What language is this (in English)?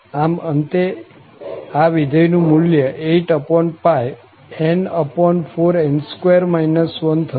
Gujarati